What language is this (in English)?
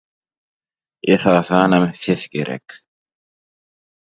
Turkmen